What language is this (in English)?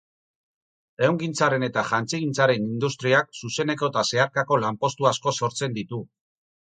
Basque